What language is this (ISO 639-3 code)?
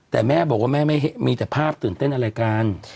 tha